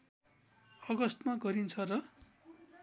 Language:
Nepali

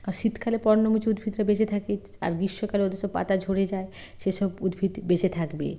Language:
Bangla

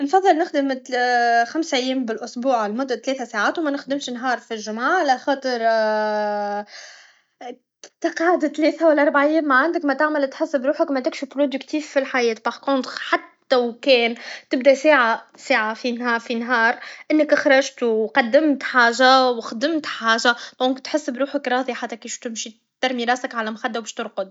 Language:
Tunisian Arabic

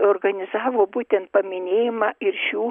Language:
Lithuanian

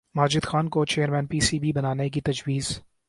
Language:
Urdu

